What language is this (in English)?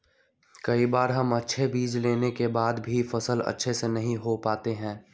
Magahi